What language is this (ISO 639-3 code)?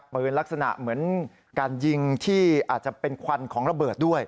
tha